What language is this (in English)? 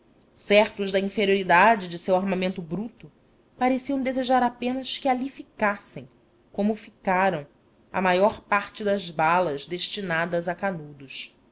Portuguese